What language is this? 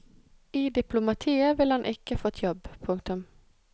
Norwegian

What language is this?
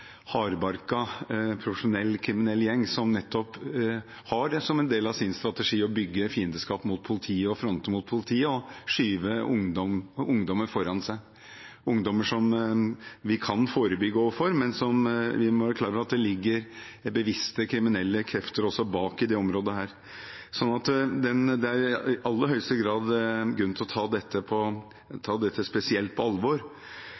Norwegian Bokmål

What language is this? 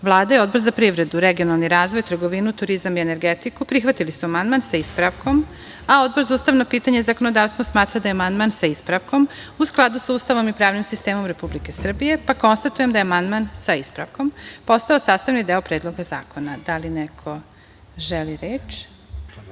Serbian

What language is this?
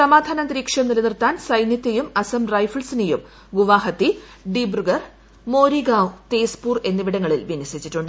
Malayalam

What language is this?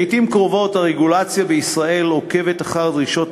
Hebrew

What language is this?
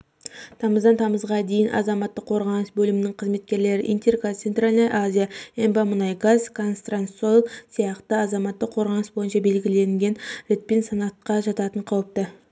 Kazakh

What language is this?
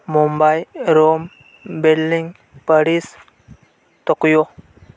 Santali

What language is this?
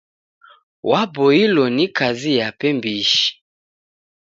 Taita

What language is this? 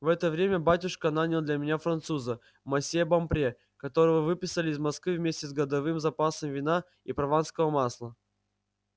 Russian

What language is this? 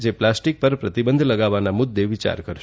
Gujarati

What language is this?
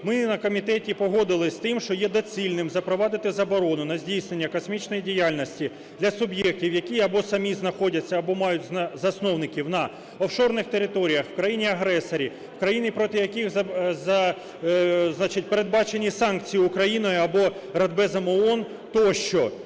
Ukrainian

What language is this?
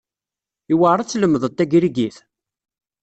Kabyle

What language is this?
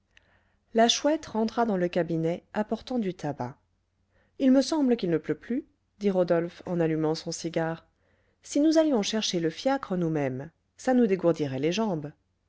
French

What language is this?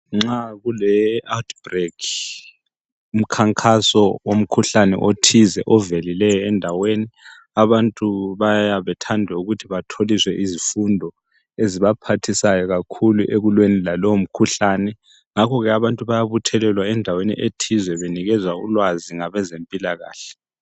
North Ndebele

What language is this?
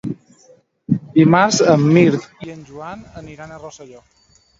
Catalan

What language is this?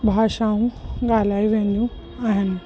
Sindhi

